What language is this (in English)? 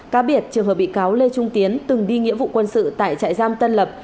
Vietnamese